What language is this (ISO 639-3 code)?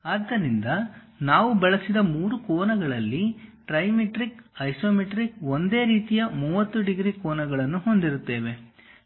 kan